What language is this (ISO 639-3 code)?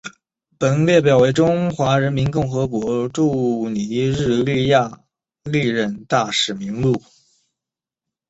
zho